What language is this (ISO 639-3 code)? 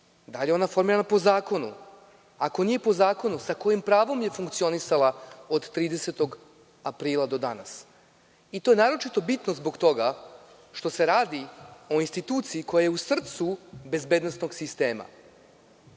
srp